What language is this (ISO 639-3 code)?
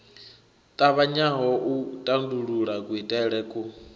ven